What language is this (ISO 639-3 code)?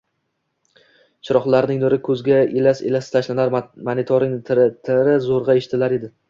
uzb